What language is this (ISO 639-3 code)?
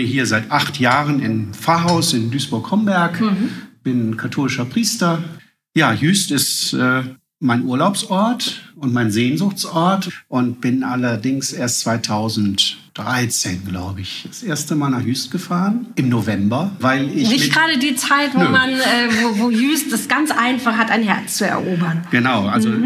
deu